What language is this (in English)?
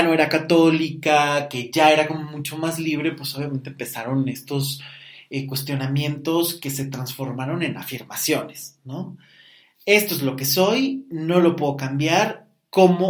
Spanish